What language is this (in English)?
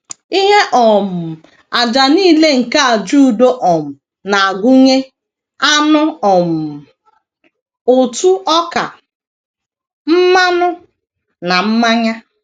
Igbo